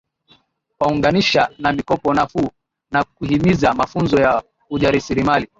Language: Swahili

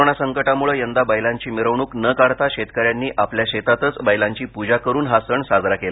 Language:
Marathi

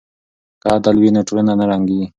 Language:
Pashto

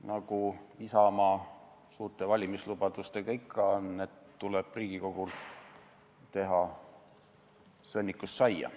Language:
Estonian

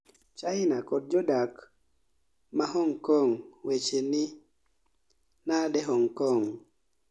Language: Luo (Kenya and Tanzania)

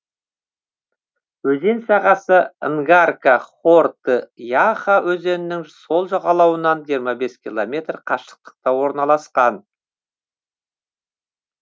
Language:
Kazakh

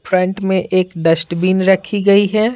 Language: Hindi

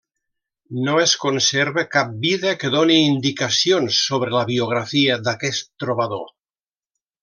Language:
Catalan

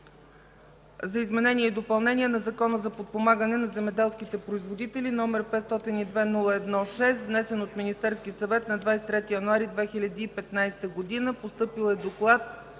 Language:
Bulgarian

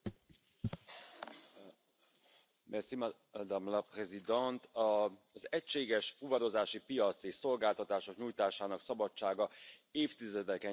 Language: Hungarian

